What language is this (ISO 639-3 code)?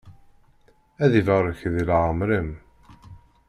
kab